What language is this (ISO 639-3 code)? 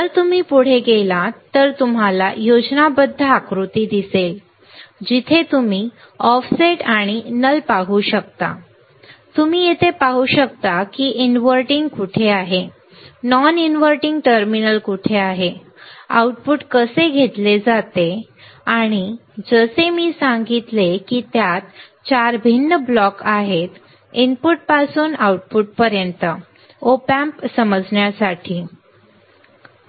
mar